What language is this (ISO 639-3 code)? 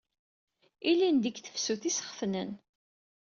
kab